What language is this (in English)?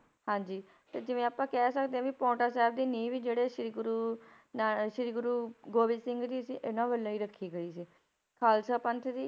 Punjabi